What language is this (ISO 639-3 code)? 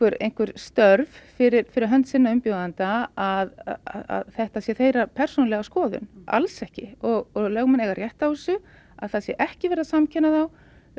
isl